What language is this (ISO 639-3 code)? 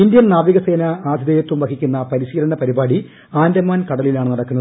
mal